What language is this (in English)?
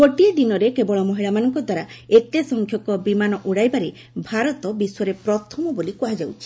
Odia